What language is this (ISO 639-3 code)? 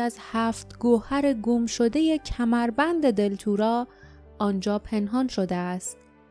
fas